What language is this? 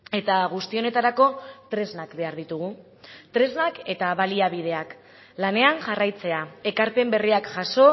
Basque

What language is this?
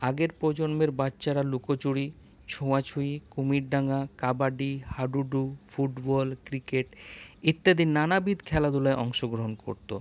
Bangla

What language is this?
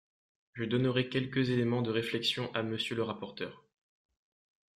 French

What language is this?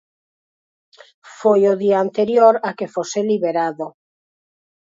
Galician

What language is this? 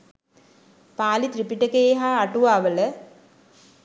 Sinhala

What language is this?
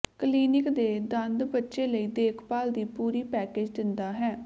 Punjabi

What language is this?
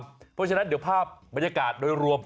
Thai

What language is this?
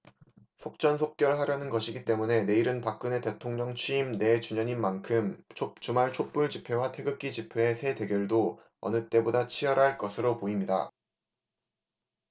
Korean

